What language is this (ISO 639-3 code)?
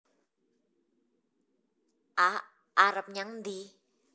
jav